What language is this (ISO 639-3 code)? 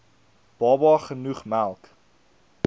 afr